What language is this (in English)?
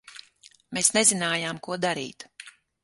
Latvian